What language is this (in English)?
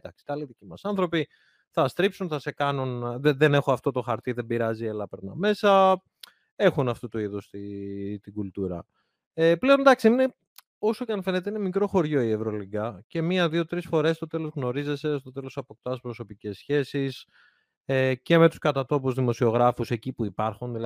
Greek